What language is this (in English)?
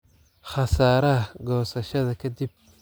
Somali